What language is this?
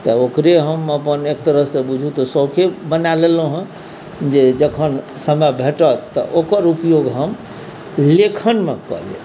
Maithili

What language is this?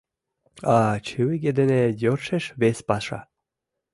Mari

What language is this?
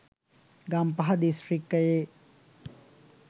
Sinhala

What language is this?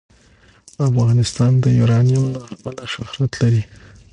Pashto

